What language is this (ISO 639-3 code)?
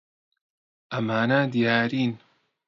ckb